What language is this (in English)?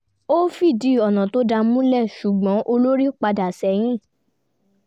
Yoruba